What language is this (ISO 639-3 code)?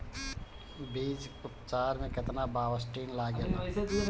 bho